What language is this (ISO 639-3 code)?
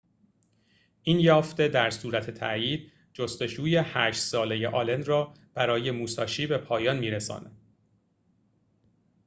fas